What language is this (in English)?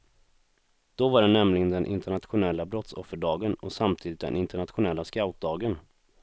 Swedish